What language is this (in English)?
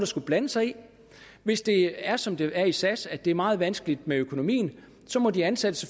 Danish